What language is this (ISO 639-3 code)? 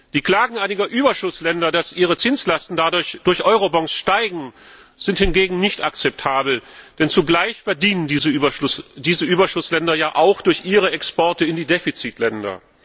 deu